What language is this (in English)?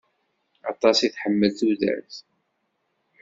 Kabyle